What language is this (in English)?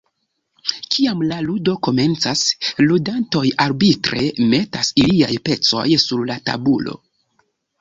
Esperanto